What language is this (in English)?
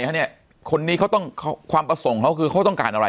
Thai